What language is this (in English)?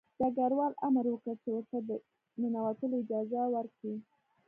Pashto